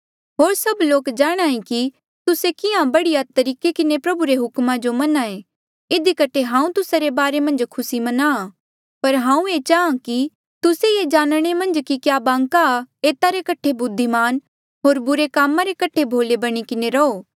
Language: Mandeali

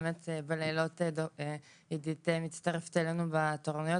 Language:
Hebrew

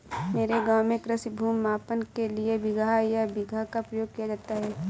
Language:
Hindi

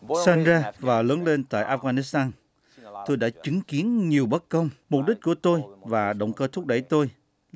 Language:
Vietnamese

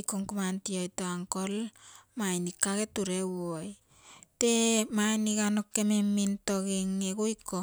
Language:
Terei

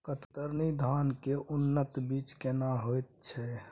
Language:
Maithili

